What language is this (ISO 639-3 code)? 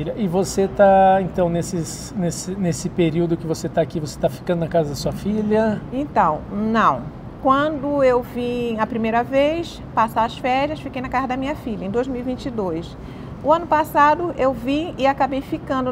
por